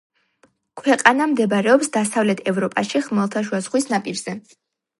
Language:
Georgian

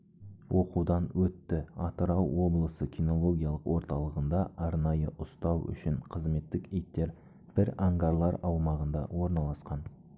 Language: Kazakh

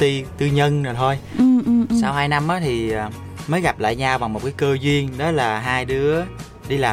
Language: Vietnamese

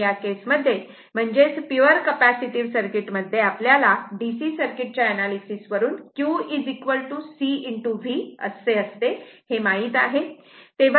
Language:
Marathi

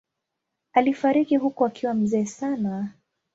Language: Swahili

